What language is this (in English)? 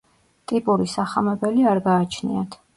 Georgian